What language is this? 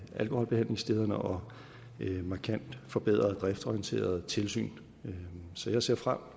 Danish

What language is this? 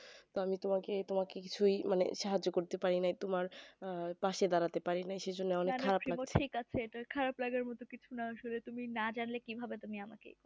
Bangla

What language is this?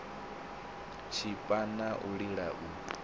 Venda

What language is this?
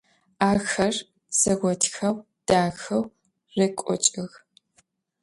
Adyghe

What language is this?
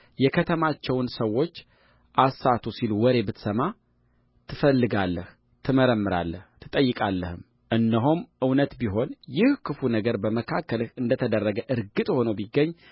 Amharic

